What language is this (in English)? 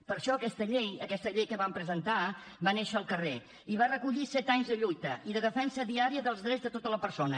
Catalan